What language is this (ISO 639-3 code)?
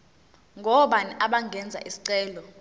zul